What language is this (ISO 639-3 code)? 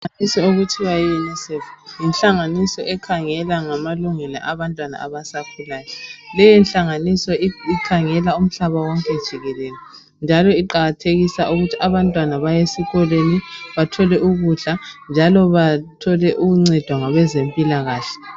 nde